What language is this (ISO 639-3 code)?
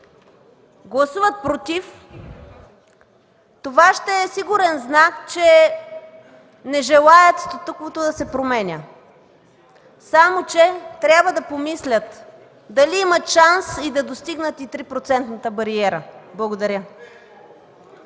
bul